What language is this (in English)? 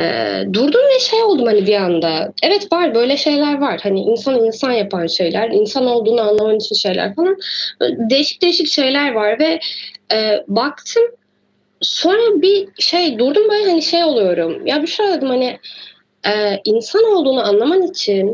Turkish